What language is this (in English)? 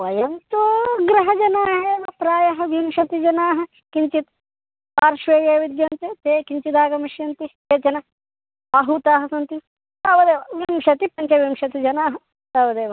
Sanskrit